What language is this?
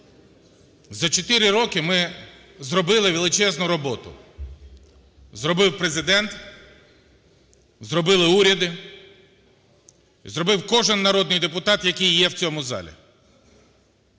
Ukrainian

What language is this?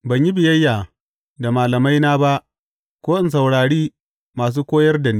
Hausa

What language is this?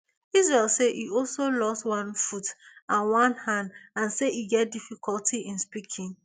Nigerian Pidgin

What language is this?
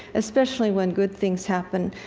English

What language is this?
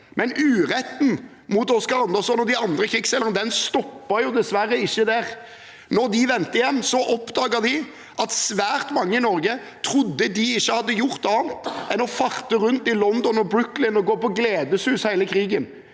Norwegian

